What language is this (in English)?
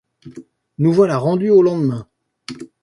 French